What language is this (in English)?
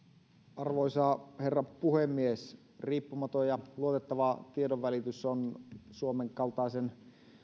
Finnish